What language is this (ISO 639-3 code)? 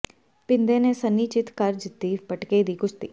pan